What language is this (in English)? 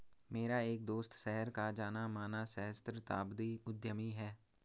Hindi